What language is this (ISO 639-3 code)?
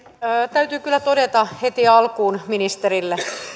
fin